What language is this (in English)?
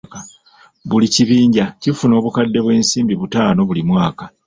Ganda